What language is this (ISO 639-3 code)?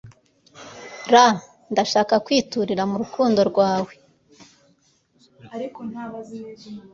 kin